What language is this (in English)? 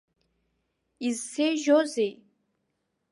Abkhazian